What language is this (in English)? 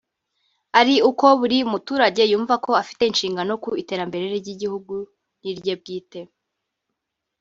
Kinyarwanda